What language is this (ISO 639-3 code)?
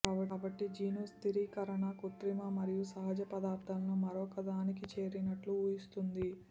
tel